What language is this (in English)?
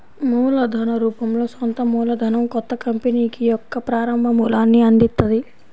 Telugu